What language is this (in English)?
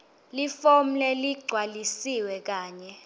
Swati